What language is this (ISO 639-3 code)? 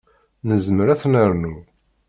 kab